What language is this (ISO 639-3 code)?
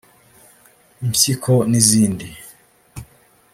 kin